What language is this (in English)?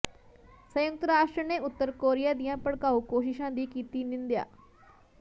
Punjabi